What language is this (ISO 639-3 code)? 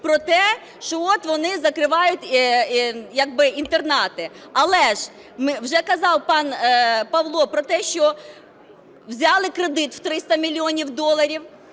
ukr